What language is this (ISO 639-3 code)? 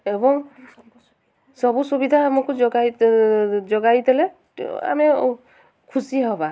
ori